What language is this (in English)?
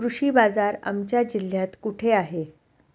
Marathi